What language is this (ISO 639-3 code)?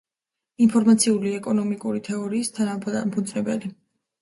kat